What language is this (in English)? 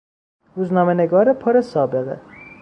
Persian